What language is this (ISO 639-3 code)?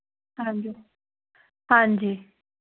pan